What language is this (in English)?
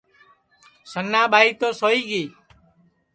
Sansi